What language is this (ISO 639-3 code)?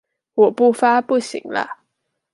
zho